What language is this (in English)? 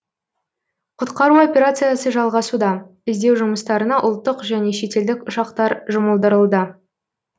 Kazakh